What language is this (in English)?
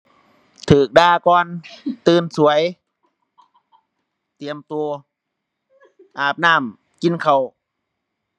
Thai